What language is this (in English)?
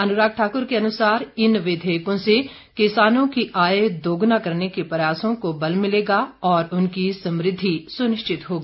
Hindi